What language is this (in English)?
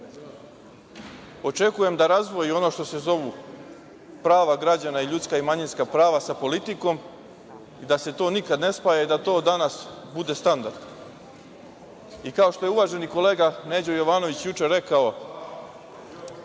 Serbian